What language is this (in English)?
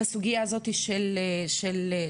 Hebrew